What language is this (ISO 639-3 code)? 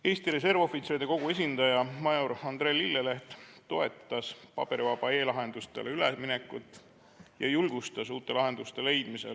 est